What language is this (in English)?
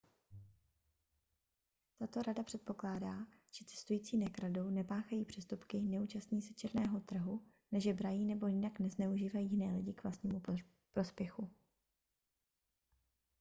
Czech